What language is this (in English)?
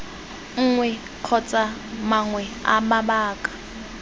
Tswana